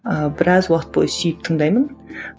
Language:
Kazakh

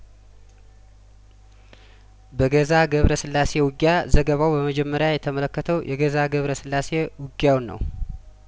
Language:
Amharic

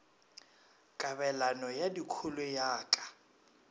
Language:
Northern Sotho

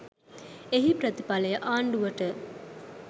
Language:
Sinhala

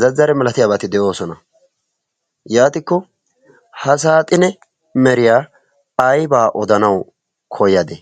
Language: Wolaytta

